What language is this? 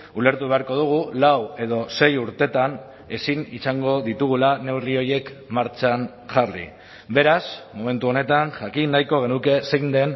Basque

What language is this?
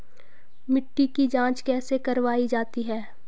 Hindi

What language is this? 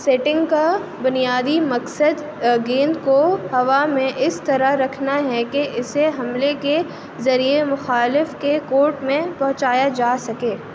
Urdu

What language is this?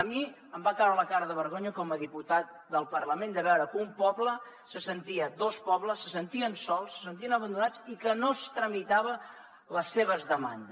Catalan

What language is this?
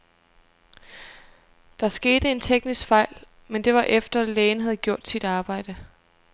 Danish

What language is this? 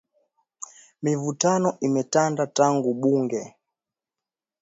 Swahili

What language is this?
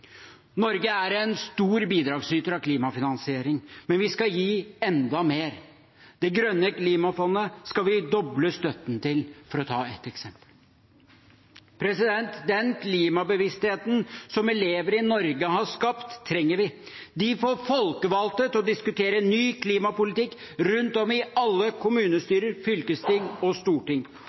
Norwegian Bokmål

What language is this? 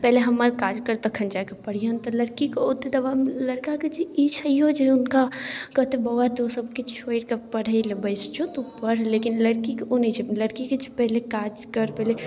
Maithili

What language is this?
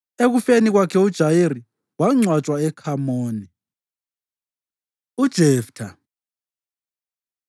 North Ndebele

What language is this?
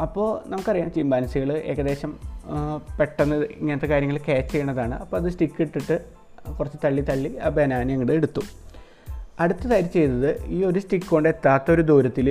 Malayalam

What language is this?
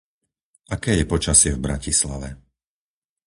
Slovak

